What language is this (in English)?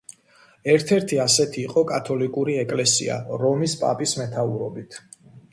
Georgian